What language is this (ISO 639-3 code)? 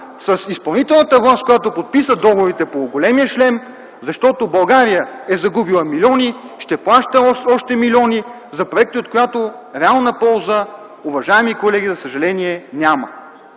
bul